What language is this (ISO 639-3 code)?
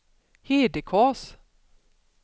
swe